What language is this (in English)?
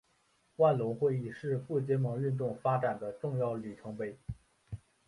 Chinese